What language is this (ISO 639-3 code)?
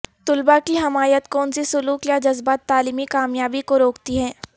urd